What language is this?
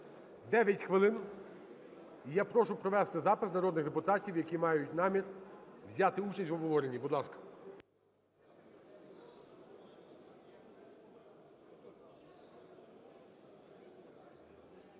Ukrainian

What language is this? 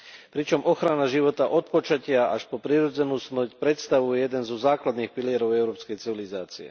Slovak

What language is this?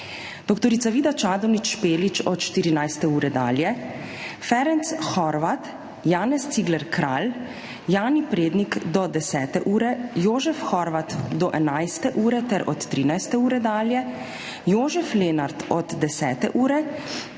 Slovenian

